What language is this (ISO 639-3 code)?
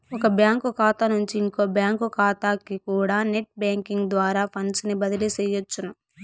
tel